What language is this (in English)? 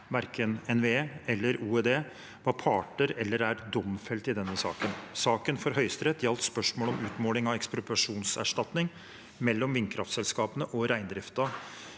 Norwegian